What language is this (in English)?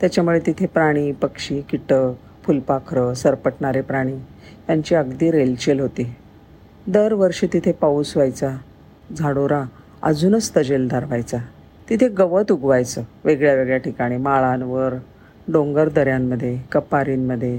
Marathi